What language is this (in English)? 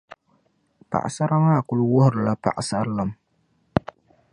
Dagbani